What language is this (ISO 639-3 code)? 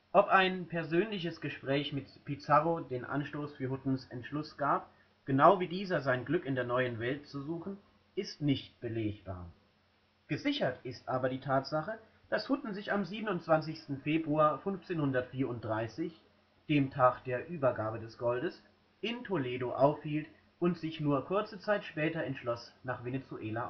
deu